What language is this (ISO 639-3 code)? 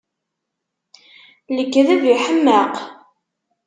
kab